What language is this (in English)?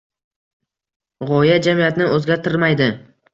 Uzbek